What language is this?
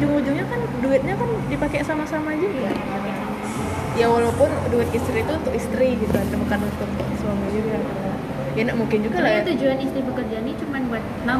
Indonesian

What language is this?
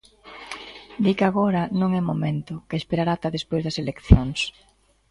Galician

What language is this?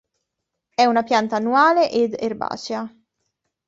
Italian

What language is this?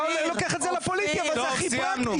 Hebrew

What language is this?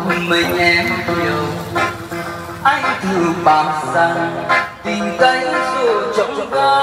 Vietnamese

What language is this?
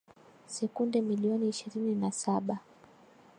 Swahili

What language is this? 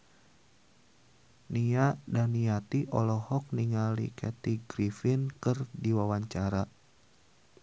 Sundanese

